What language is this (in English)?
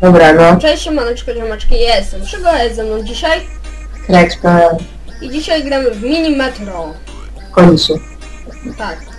Polish